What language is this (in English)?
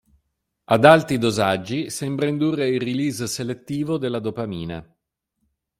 Italian